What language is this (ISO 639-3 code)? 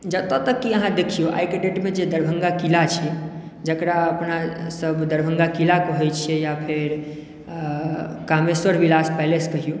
mai